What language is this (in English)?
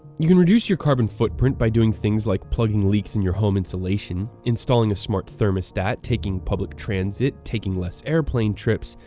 English